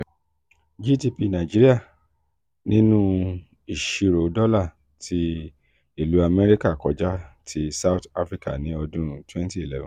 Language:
Yoruba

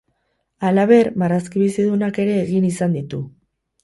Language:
Basque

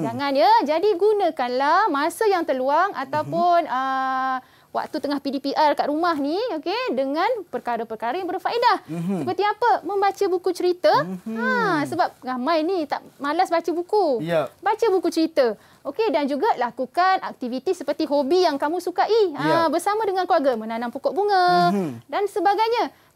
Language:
Malay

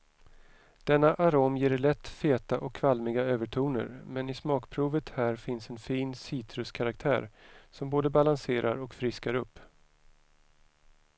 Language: Swedish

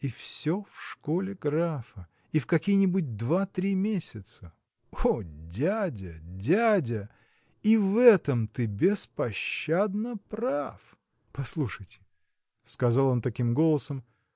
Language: Russian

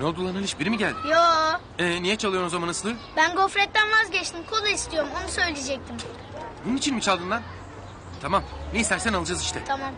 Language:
Turkish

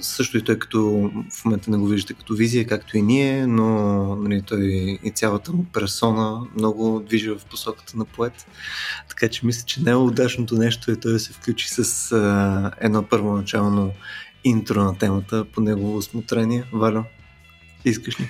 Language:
Bulgarian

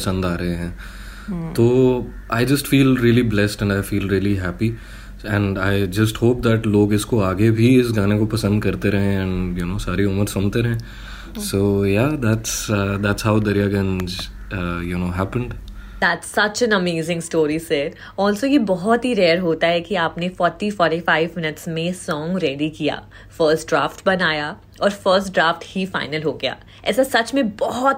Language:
Hindi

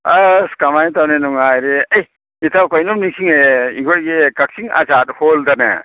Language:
Manipuri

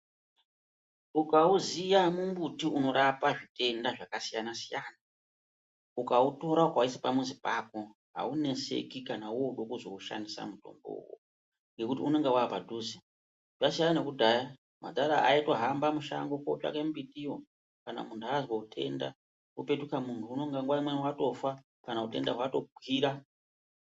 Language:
Ndau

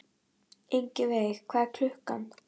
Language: Icelandic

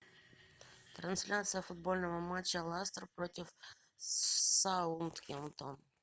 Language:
Russian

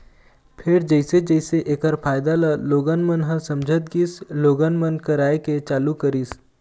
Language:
Chhattisgarhi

